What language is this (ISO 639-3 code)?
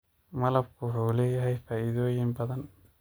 som